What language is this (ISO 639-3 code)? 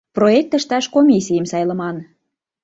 chm